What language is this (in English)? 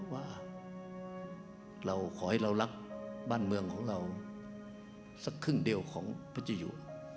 Thai